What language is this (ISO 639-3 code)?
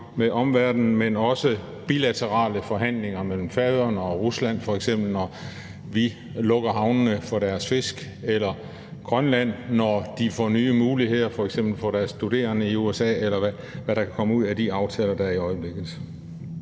dan